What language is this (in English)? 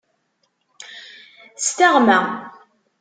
Kabyle